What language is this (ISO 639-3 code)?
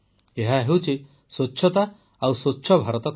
ori